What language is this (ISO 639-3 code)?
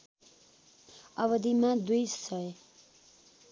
nep